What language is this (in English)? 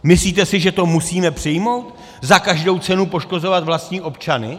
Czech